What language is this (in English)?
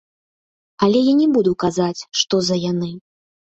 Belarusian